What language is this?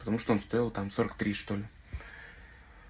Russian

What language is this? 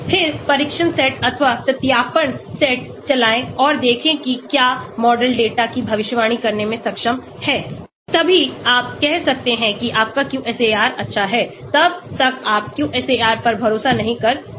Hindi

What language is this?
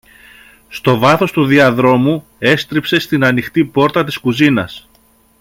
Greek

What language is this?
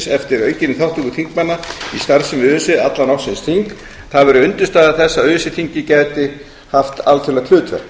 Icelandic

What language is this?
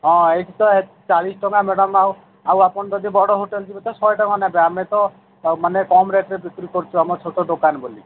Odia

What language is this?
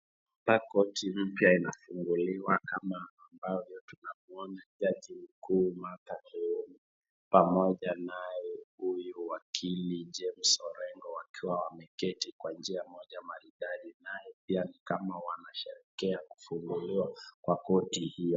Swahili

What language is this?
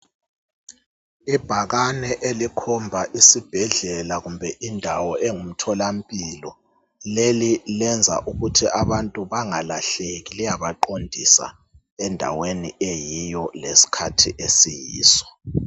North Ndebele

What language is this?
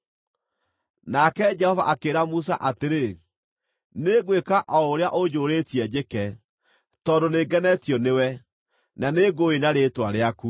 Kikuyu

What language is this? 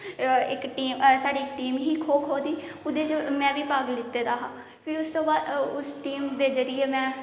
Dogri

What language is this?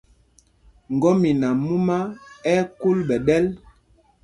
Mpumpong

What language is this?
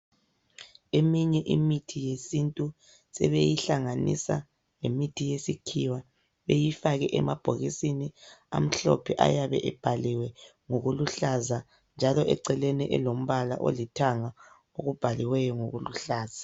North Ndebele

